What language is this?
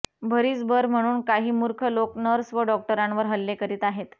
Marathi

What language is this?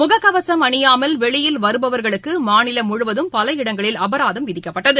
Tamil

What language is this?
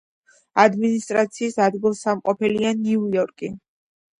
Georgian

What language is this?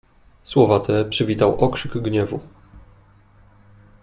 Polish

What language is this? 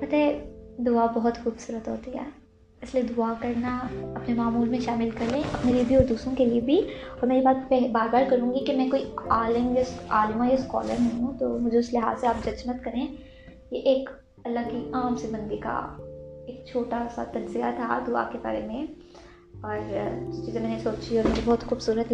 Urdu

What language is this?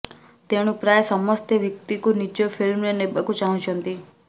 Odia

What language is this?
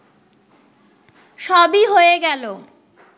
Bangla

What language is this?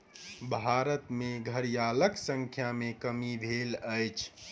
Maithili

